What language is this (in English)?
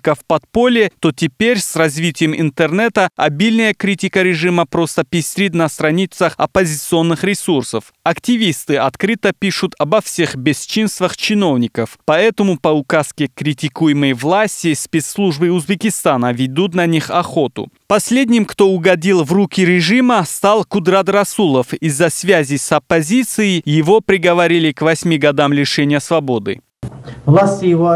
Russian